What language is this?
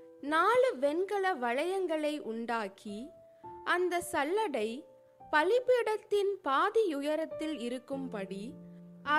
Tamil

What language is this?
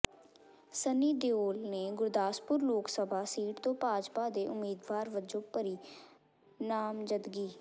Punjabi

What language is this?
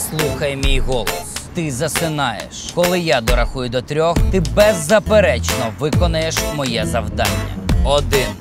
Ukrainian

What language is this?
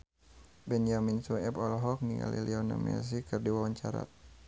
Sundanese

